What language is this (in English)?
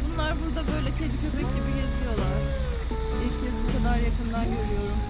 Turkish